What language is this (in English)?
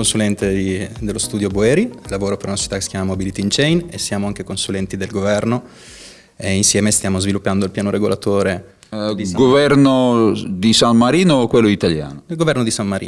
Italian